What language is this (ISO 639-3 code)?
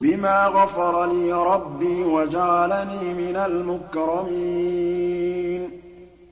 ara